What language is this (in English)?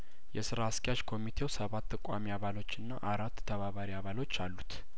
Amharic